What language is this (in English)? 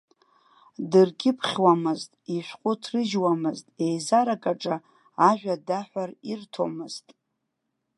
Abkhazian